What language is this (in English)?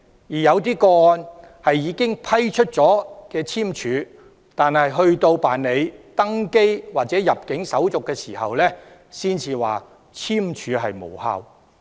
Cantonese